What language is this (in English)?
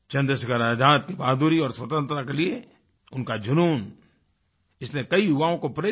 Hindi